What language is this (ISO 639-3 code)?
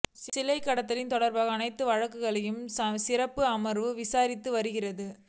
tam